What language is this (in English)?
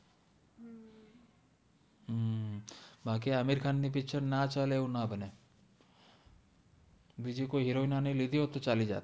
Gujarati